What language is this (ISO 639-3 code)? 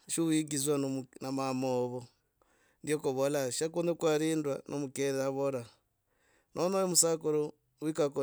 rag